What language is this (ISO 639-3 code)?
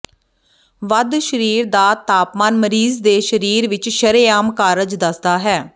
pan